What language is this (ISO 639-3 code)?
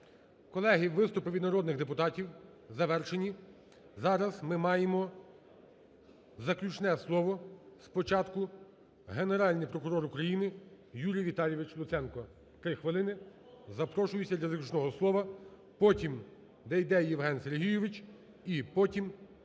ukr